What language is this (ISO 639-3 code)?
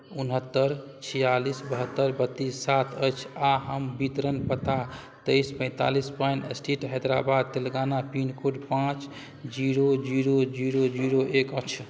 mai